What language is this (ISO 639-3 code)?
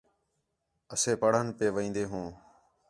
xhe